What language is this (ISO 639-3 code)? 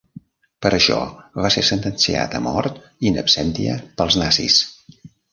cat